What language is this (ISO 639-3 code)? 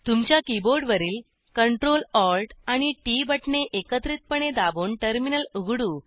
mar